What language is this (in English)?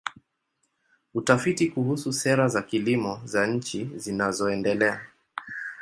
Swahili